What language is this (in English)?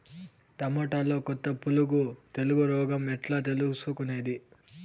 Telugu